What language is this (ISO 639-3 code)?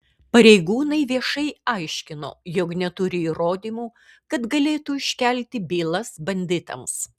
lit